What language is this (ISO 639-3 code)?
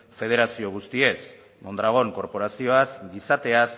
eus